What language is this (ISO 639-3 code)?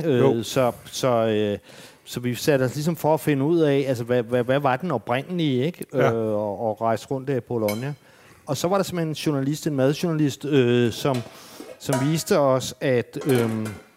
dan